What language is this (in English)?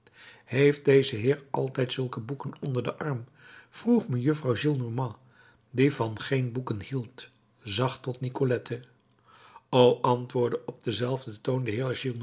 Dutch